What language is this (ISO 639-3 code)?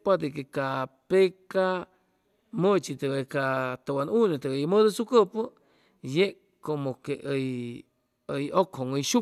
zoh